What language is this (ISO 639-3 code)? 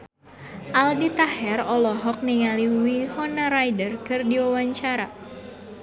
sun